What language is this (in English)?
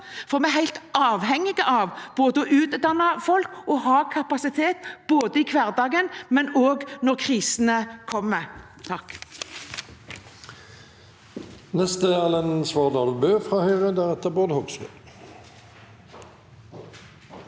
Norwegian